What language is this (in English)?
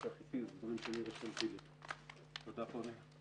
Hebrew